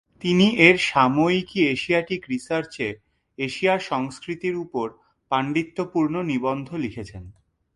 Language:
Bangla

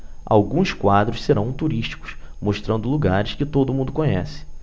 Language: Portuguese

